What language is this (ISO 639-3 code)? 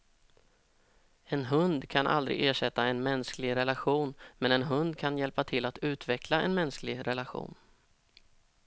swe